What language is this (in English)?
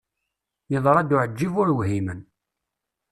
Kabyle